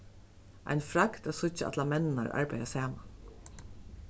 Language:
Faroese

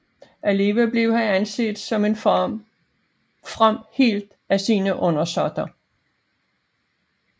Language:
Danish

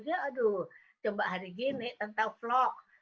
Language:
Indonesian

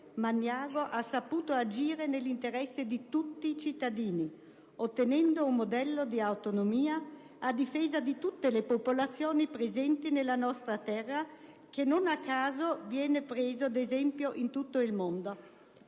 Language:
Italian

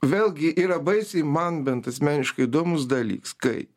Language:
Lithuanian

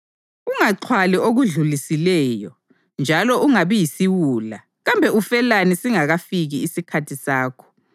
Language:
North Ndebele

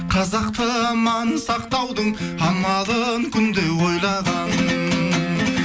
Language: Kazakh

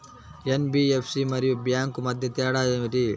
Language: Telugu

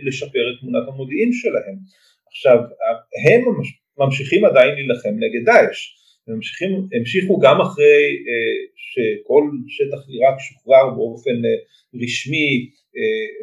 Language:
Hebrew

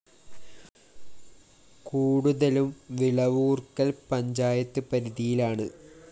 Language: Malayalam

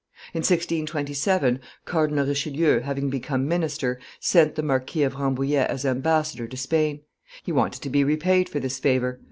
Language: English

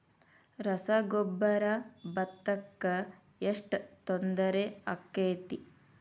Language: Kannada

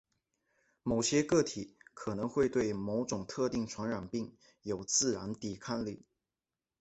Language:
Chinese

